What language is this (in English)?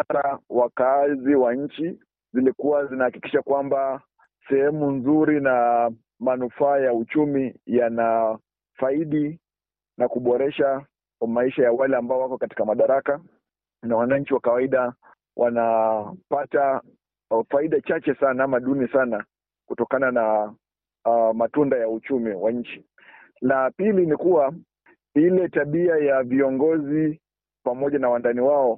Swahili